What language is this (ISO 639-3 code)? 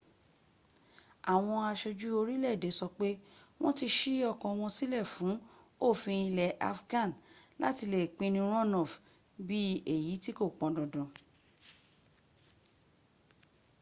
yor